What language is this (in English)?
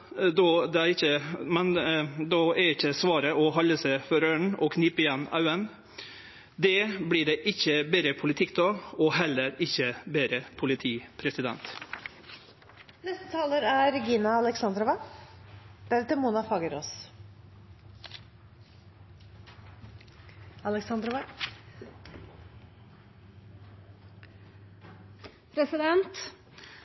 Norwegian